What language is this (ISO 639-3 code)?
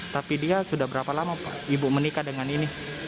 ind